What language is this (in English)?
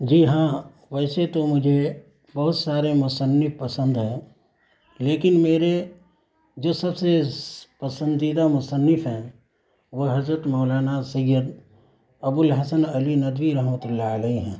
Urdu